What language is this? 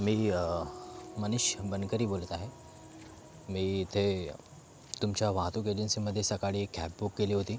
Marathi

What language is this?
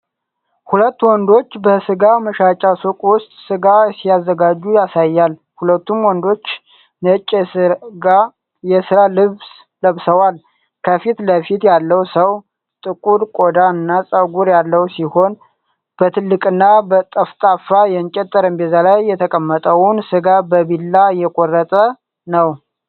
Amharic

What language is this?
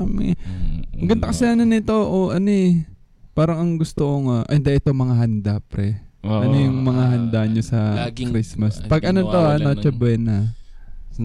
Filipino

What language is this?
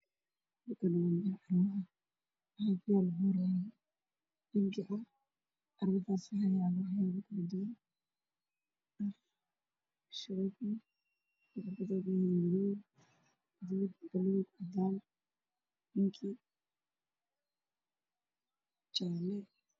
Somali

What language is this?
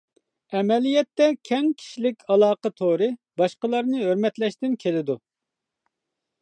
Uyghur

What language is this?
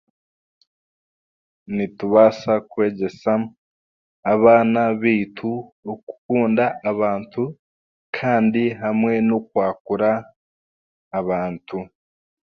Chiga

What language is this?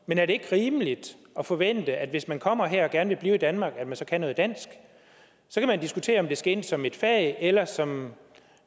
Danish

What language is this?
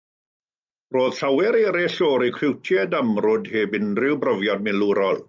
Welsh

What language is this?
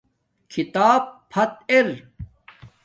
Domaaki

